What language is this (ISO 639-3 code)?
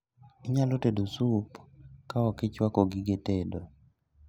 luo